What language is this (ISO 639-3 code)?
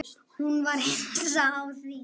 isl